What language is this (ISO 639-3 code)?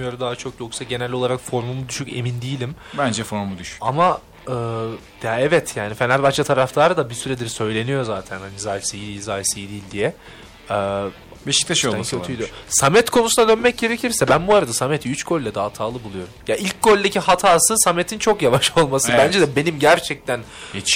tur